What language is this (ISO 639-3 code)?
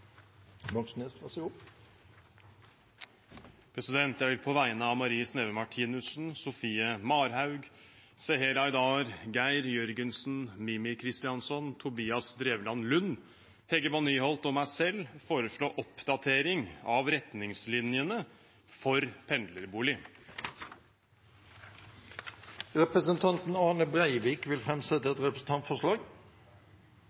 nor